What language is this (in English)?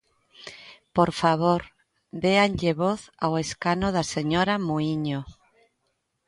Galician